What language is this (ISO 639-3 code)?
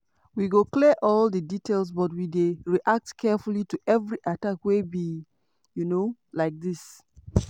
pcm